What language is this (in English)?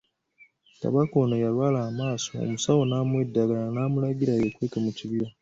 Ganda